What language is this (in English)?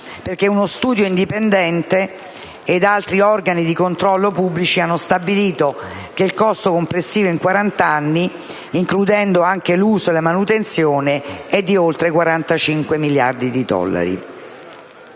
Italian